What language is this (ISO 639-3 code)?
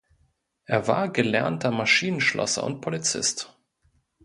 deu